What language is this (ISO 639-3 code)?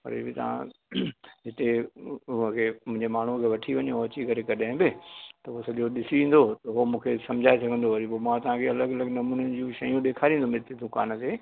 snd